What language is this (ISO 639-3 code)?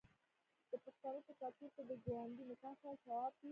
pus